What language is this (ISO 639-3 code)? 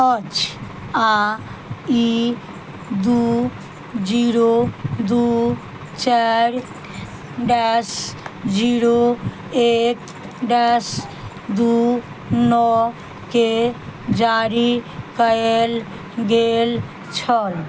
mai